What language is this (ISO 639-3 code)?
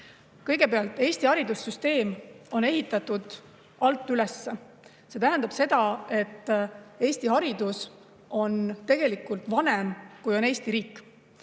est